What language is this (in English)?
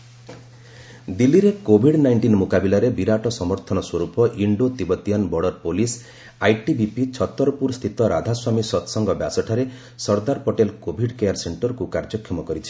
Odia